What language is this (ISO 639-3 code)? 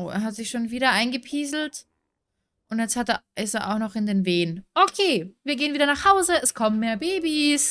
deu